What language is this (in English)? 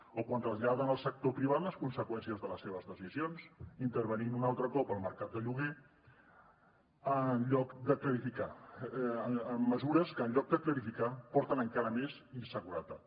Catalan